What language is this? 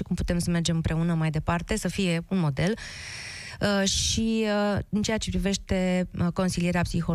Romanian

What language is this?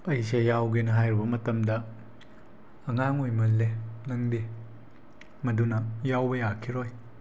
Manipuri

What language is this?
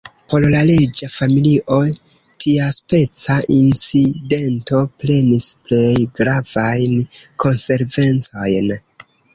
Esperanto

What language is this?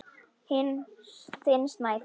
Icelandic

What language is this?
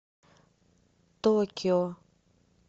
Russian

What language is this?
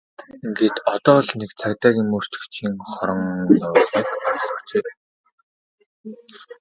Mongolian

